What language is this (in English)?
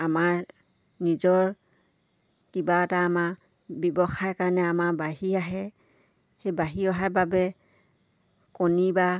Assamese